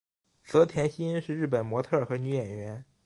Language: Chinese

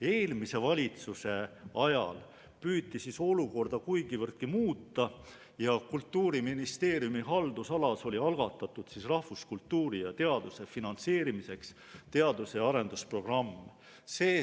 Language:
Estonian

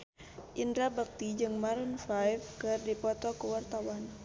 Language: Sundanese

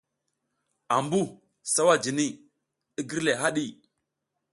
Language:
South Giziga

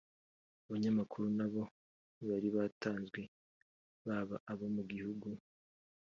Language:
Kinyarwanda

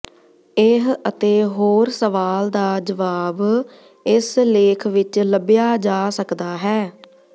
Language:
Punjabi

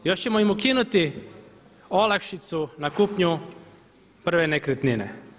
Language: Croatian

